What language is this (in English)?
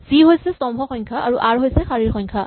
Assamese